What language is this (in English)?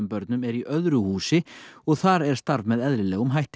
Icelandic